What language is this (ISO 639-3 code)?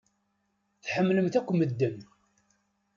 kab